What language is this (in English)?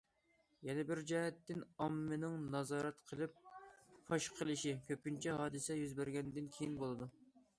Uyghur